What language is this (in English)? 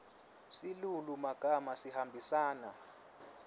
Swati